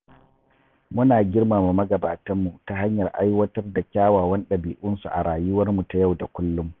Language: Hausa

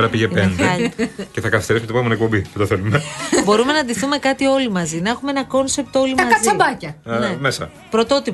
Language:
Greek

